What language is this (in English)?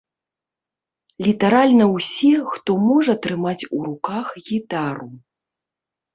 Belarusian